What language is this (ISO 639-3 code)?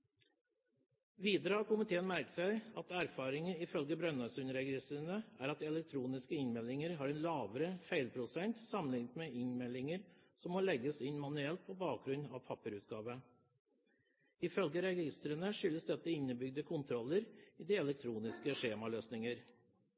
nob